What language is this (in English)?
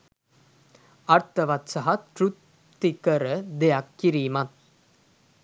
Sinhala